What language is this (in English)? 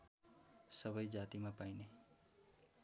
Nepali